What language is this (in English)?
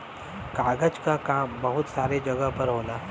Bhojpuri